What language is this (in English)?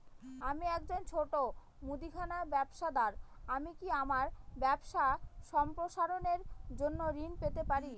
Bangla